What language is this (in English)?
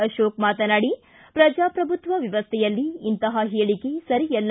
Kannada